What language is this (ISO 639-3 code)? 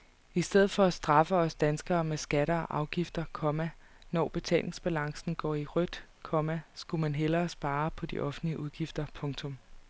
dan